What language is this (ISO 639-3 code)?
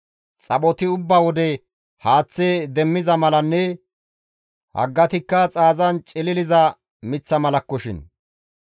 gmv